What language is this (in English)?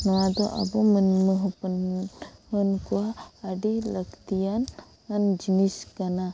Santali